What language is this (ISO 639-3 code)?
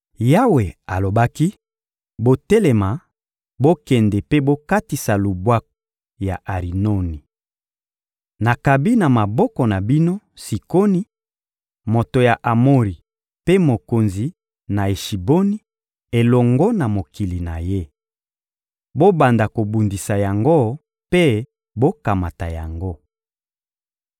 lin